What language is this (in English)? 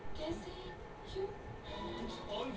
Bhojpuri